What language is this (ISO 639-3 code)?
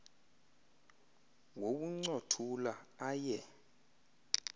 xho